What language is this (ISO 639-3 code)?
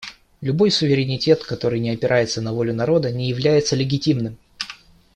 rus